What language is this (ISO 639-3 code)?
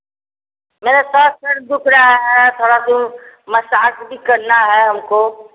hin